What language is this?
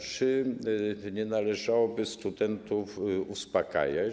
Polish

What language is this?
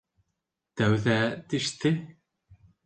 Bashkir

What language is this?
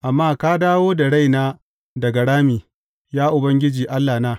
Hausa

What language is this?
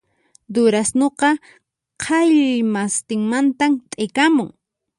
Puno Quechua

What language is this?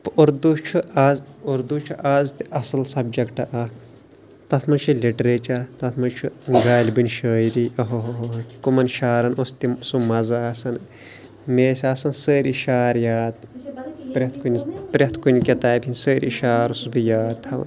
Kashmiri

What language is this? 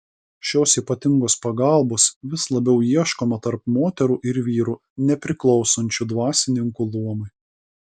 Lithuanian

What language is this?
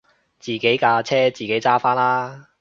Cantonese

